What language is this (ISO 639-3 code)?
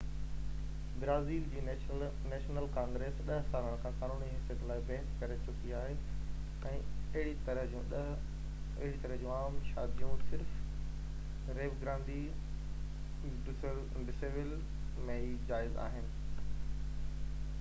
snd